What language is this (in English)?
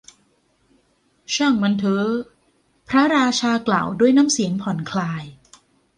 Thai